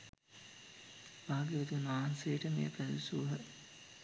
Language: Sinhala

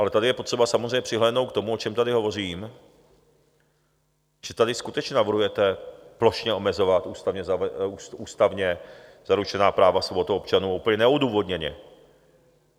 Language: Czech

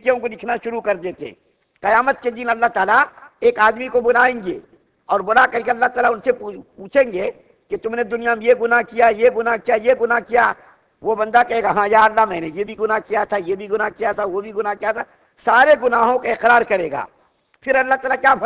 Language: Turkish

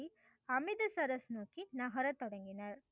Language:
Tamil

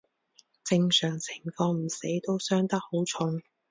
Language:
Cantonese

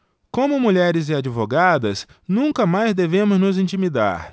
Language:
Portuguese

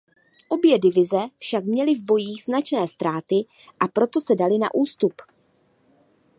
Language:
Czech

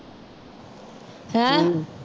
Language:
Punjabi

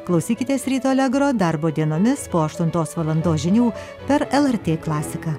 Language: Lithuanian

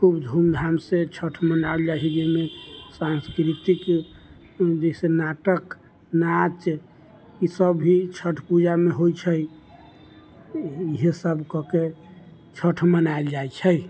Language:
Maithili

